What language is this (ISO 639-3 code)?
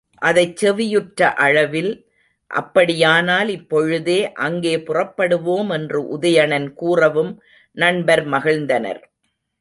tam